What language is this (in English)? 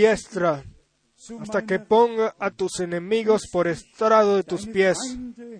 Spanish